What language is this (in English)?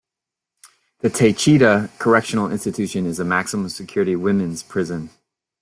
English